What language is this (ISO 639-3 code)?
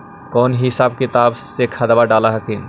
mag